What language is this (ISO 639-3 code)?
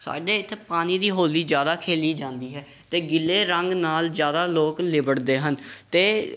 pan